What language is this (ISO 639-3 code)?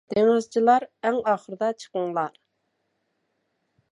uig